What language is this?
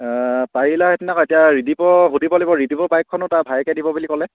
Assamese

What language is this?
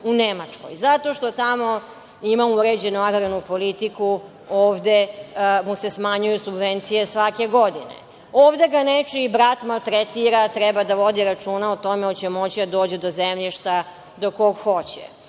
Serbian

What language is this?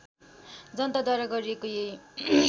Nepali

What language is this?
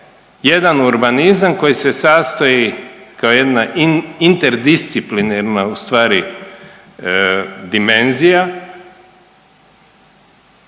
Croatian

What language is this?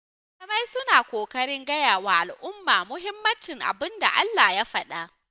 Hausa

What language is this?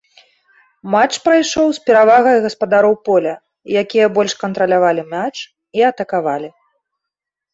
Belarusian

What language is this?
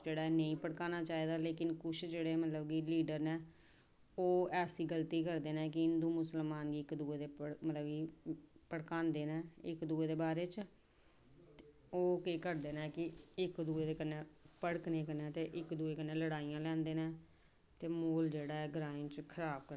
Dogri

